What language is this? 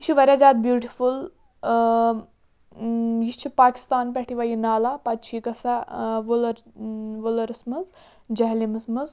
Kashmiri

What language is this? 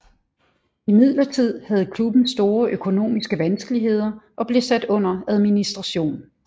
Danish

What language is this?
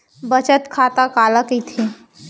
Chhattisgarhi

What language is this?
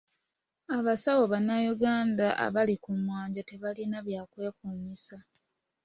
Ganda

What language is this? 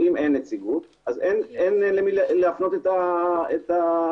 Hebrew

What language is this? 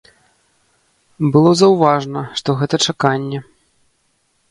Belarusian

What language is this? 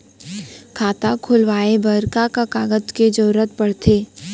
Chhattisgarhi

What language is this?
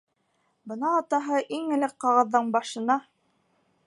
Bashkir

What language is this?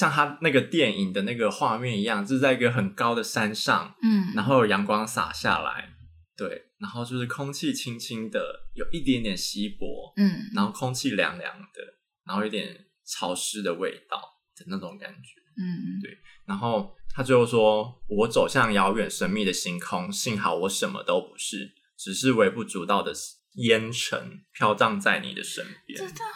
Chinese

